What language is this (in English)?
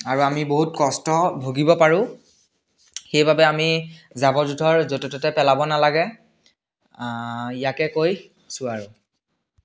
Assamese